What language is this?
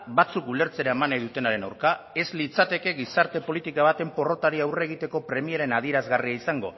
Basque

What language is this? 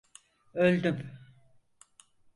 Turkish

